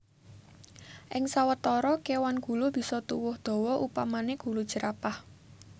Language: Javanese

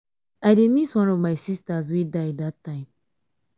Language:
Nigerian Pidgin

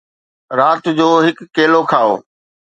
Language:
Sindhi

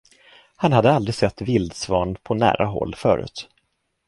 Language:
Swedish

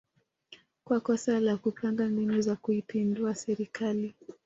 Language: Swahili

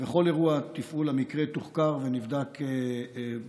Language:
Hebrew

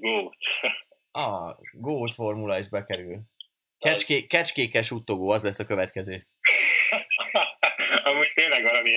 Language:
Hungarian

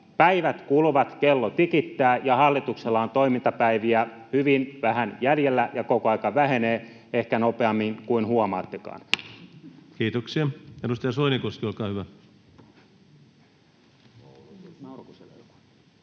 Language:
Finnish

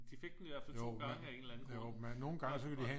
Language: Danish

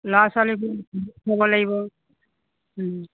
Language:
Assamese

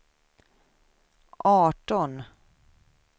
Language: Swedish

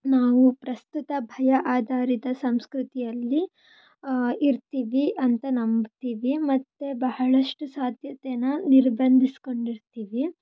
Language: Kannada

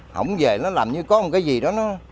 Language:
Vietnamese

